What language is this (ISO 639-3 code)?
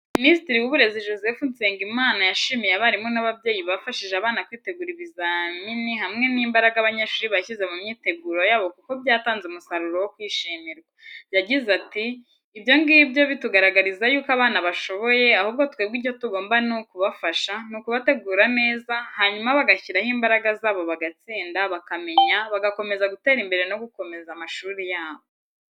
kin